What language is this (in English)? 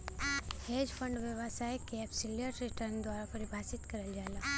Bhojpuri